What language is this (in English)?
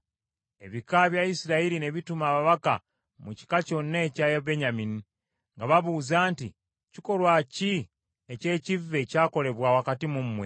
Ganda